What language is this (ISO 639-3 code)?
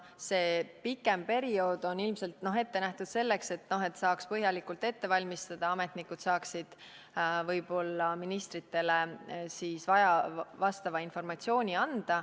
est